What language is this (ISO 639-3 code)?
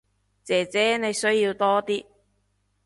yue